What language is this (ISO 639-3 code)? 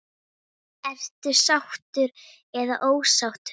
isl